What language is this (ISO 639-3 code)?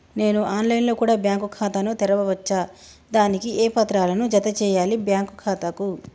tel